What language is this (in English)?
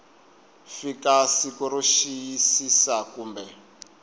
Tsonga